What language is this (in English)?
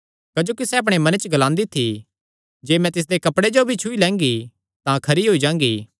Kangri